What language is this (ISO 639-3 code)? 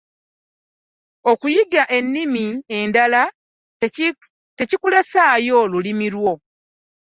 lug